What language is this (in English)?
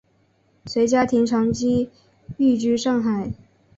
Chinese